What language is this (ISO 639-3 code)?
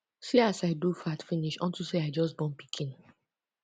pcm